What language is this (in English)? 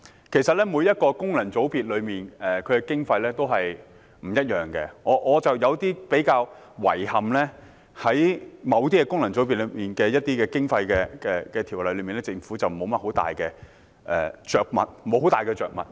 Cantonese